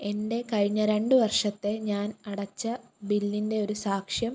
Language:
Malayalam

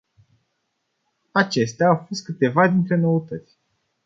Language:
Romanian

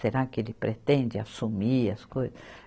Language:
Portuguese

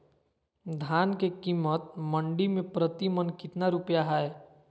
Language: Magahi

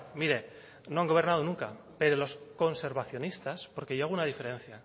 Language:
Spanish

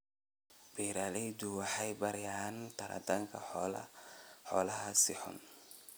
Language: Somali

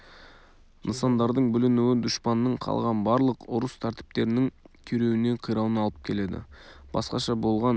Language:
Kazakh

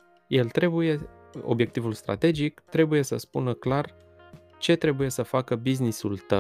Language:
Romanian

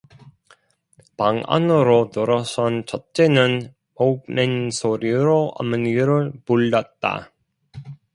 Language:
Korean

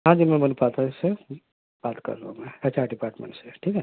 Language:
Urdu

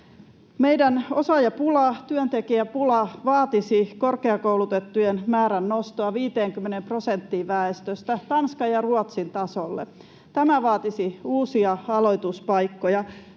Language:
Finnish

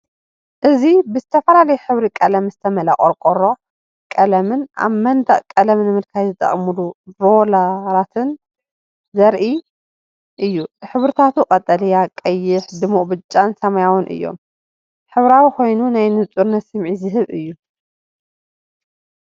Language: Tigrinya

